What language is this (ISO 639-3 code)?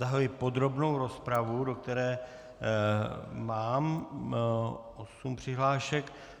ces